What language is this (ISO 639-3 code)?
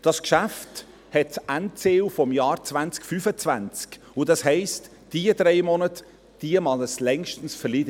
gsw